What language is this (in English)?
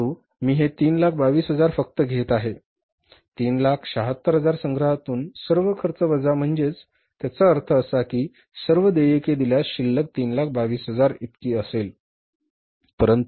Marathi